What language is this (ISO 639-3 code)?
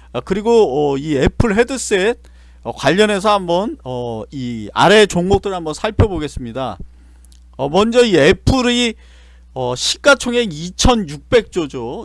kor